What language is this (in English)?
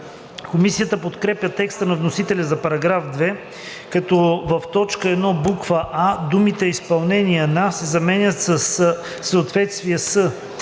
Bulgarian